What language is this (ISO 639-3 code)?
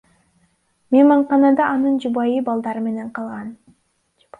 kir